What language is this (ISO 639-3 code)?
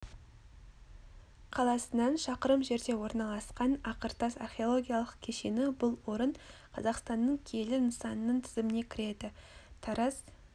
kaz